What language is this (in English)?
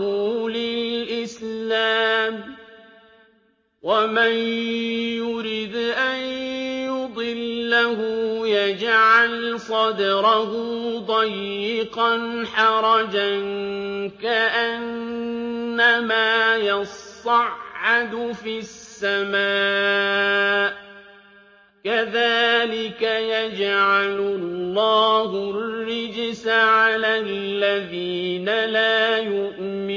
Arabic